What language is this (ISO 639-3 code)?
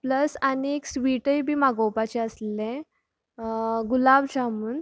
kok